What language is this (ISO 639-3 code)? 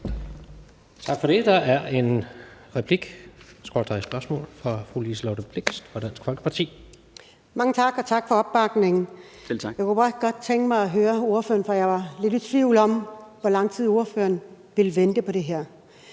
dan